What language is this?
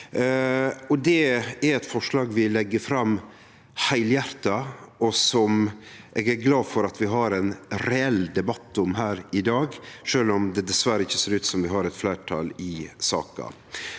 Norwegian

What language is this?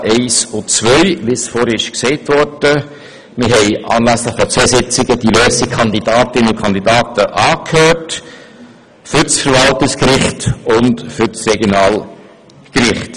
Swiss German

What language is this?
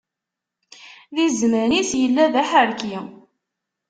Kabyle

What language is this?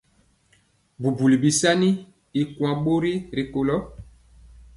Mpiemo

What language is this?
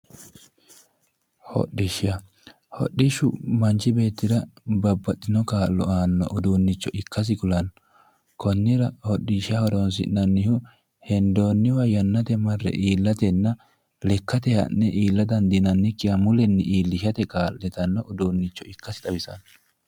Sidamo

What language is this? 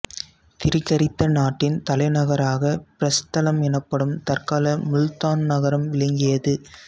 Tamil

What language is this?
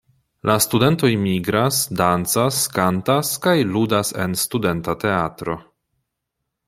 Esperanto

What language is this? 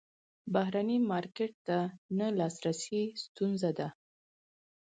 Pashto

